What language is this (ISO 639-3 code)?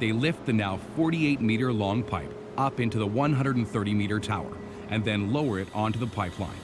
eng